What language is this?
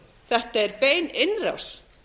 Icelandic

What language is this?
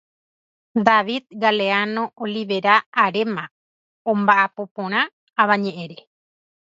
Guarani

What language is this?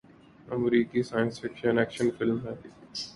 Urdu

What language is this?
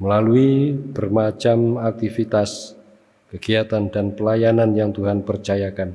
Indonesian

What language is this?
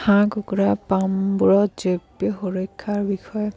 Assamese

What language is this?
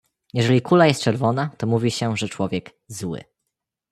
Polish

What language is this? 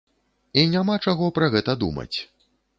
Belarusian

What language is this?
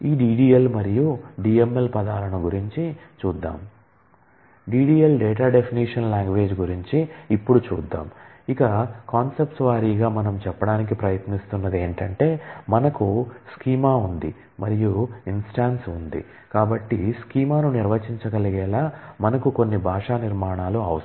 Telugu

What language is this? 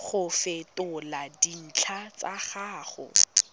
Tswana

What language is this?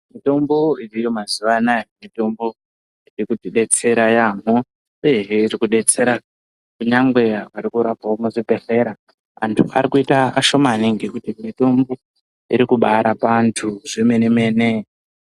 Ndau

